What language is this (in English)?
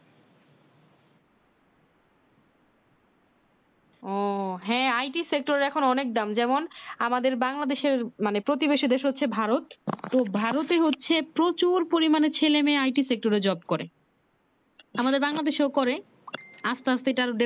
Bangla